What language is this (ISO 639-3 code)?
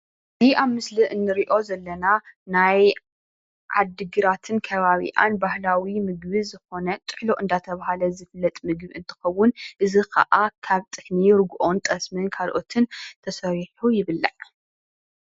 tir